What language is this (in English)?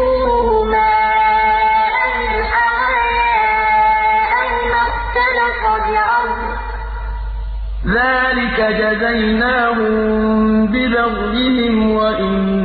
Arabic